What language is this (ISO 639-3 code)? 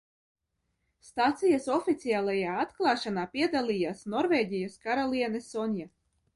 lav